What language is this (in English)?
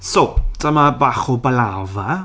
Welsh